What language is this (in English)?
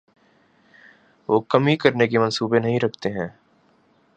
Urdu